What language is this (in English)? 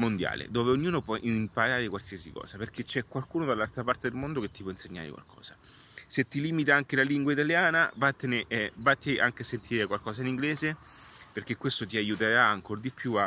Italian